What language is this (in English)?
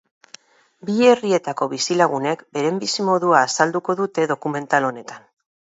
Basque